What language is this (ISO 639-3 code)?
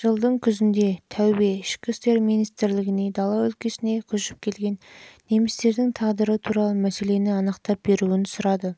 kaz